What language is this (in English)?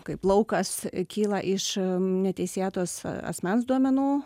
Lithuanian